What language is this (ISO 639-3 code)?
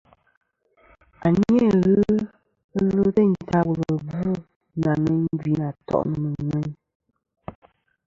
bkm